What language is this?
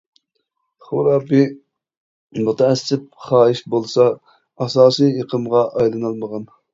Uyghur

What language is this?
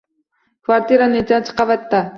Uzbek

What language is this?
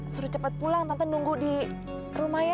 Indonesian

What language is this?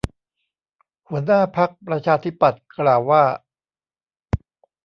Thai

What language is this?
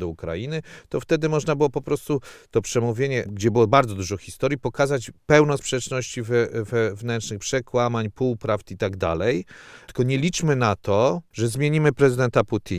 Polish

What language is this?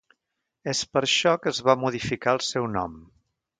Catalan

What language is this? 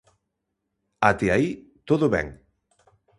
Galician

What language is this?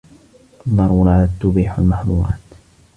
Arabic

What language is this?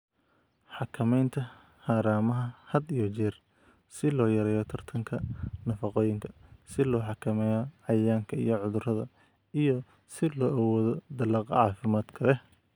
Somali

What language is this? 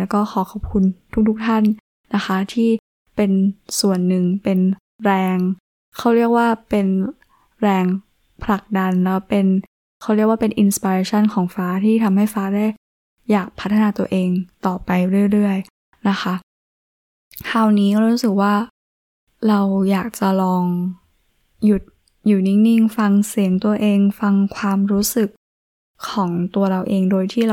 Thai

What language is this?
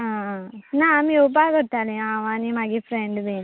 Konkani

